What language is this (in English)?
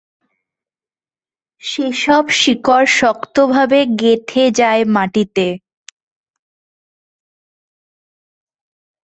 Bangla